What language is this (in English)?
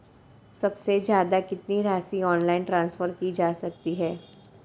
Hindi